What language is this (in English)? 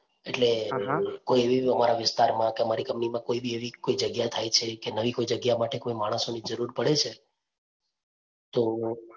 Gujarati